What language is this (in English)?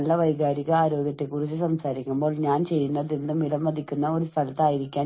Malayalam